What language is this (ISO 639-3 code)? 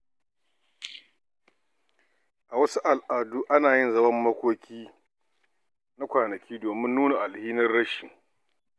hau